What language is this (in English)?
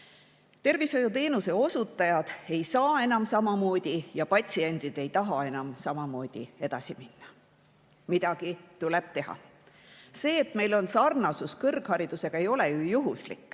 Estonian